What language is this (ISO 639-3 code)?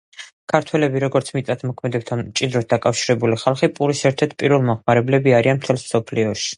kat